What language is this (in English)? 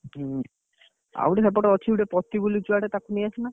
Odia